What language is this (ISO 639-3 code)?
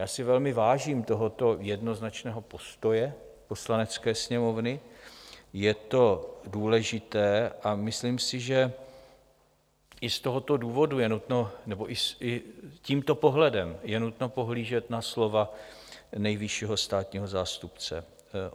ces